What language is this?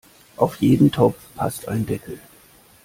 German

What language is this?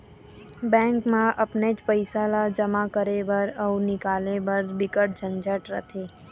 Chhattisgarhi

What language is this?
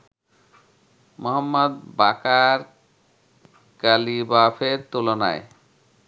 Bangla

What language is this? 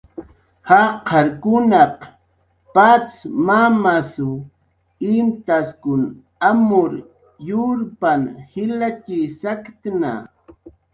Jaqaru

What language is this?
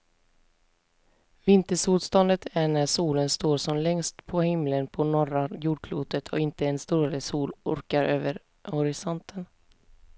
Swedish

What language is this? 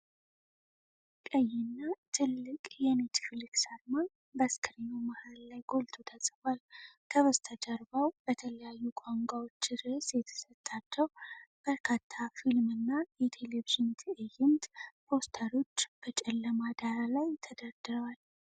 Amharic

